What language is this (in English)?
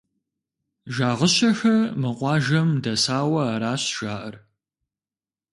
Kabardian